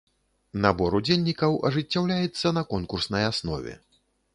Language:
Belarusian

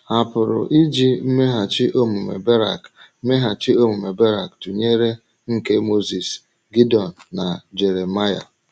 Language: Igbo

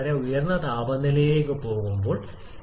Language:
Malayalam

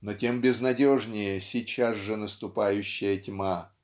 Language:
Russian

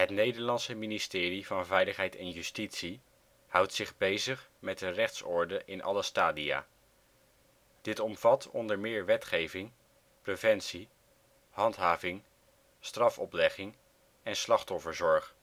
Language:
Dutch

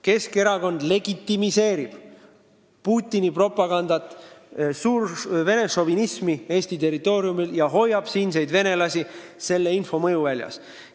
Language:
Estonian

